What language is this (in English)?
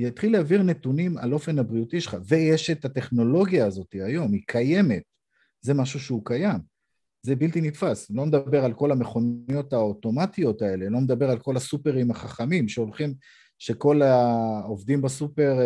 Hebrew